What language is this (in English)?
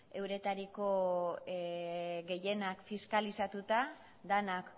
Basque